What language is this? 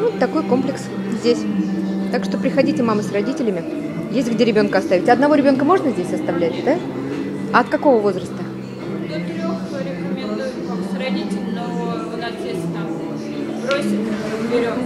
Russian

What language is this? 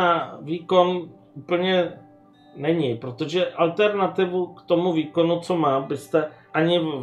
Czech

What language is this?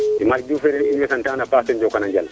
Serer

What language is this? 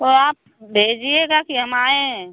Hindi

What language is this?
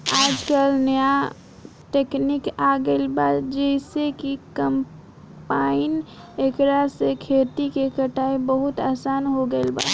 Bhojpuri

